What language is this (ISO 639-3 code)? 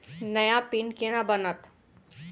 mai